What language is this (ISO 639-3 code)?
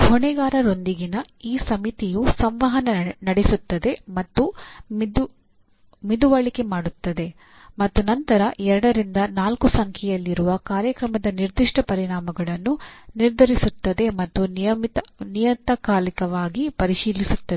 kan